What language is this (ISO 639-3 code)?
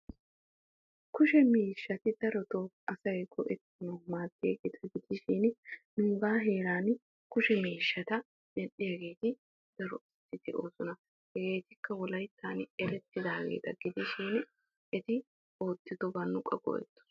wal